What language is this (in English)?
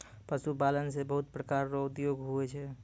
Maithili